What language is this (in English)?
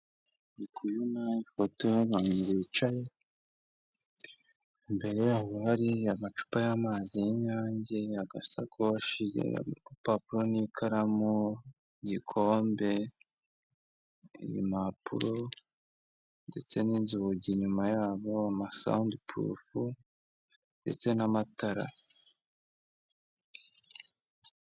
Kinyarwanda